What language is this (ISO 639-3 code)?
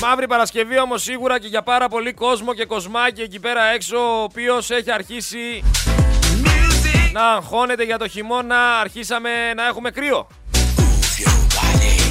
ell